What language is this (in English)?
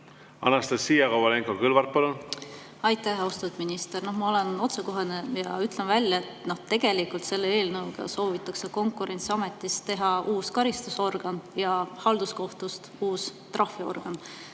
Estonian